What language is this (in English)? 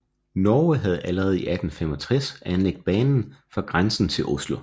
Danish